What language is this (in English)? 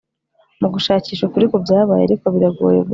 Kinyarwanda